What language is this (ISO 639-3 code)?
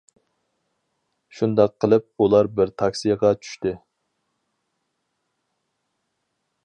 uig